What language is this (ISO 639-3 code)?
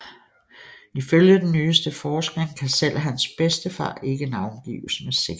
dan